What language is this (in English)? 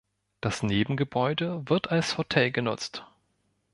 German